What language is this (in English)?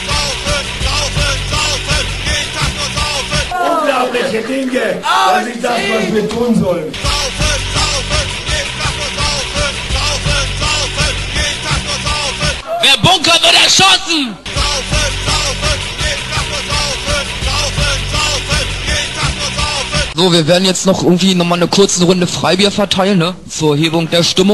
German